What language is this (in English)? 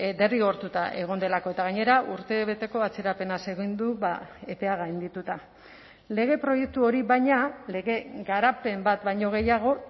Basque